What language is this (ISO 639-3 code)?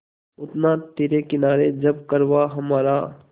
hin